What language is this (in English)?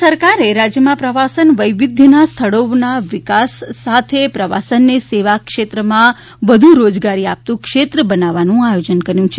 Gujarati